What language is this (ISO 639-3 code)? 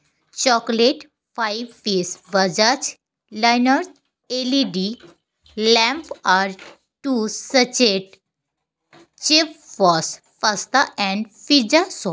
sat